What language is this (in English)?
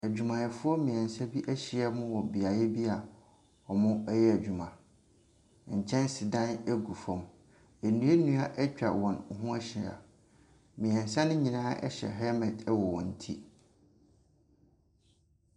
Akan